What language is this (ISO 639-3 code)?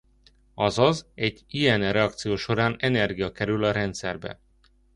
hun